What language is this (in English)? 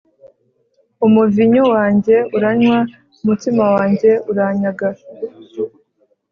Kinyarwanda